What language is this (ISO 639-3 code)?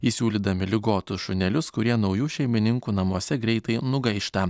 lit